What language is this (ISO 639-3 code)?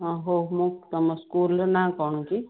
ori